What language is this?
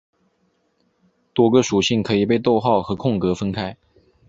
Chinese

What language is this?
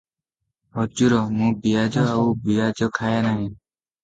Odia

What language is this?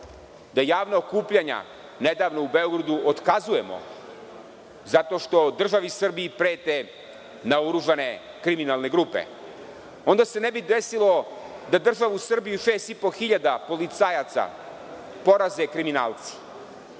Serbian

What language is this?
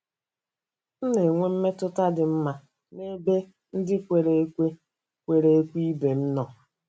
Igbo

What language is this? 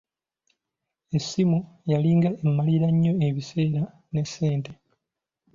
Ganda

